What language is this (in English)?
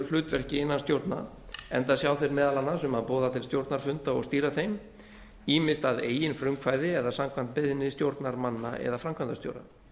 Icelandic